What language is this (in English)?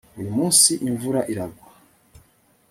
Kinyarwanda